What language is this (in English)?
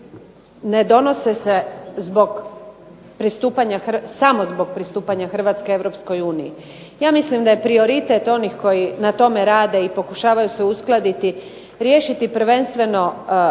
Croatian